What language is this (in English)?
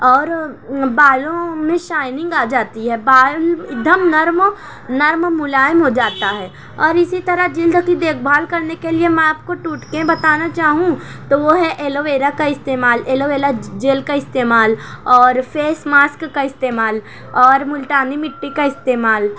Urdu